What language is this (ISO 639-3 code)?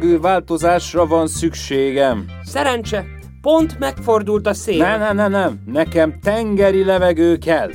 hun